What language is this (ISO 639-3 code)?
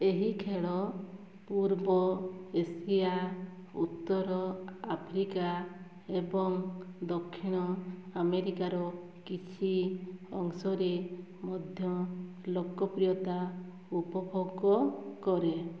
ori